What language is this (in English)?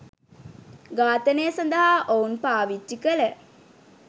Sinhala